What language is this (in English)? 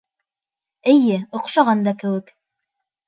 Bashkir